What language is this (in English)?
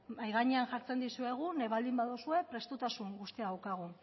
Basque